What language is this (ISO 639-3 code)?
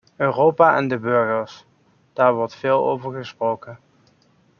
nld